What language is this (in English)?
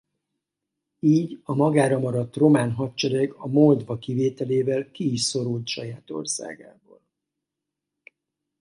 Hungarian